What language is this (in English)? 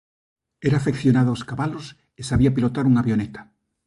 Galician